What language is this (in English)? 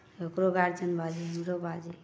Maithili